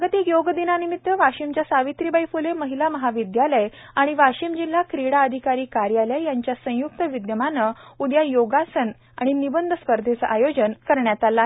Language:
Marathi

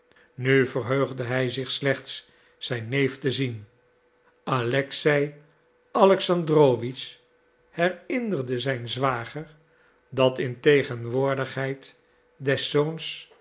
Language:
Dutch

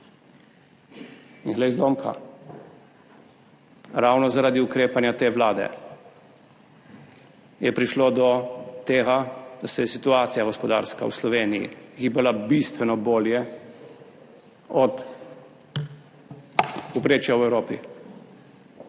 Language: Slovenian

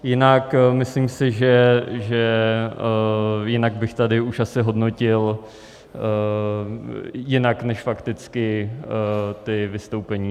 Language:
Czech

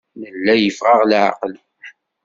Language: Kabyle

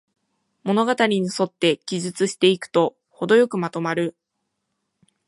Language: Japanese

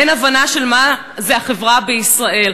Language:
Hebrew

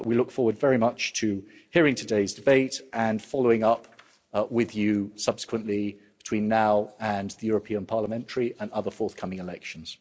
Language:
English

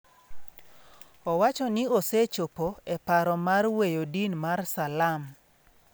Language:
Luo (Kenya and Tanzania)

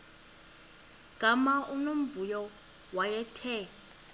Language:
Xhosa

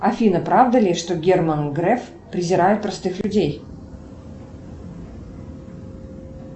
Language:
Russian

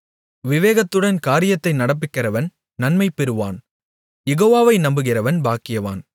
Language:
Tamil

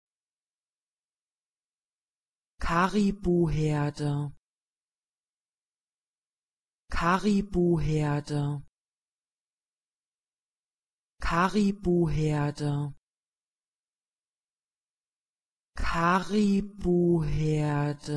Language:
German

